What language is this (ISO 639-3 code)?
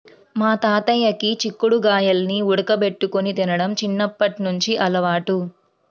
tel